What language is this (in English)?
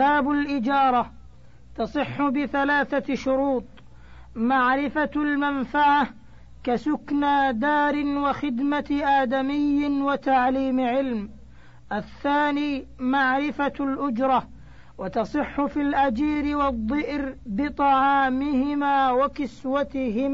Arabic